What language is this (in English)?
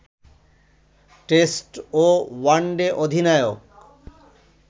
Bangla